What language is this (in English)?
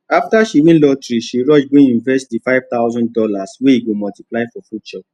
Nigerian Pidgin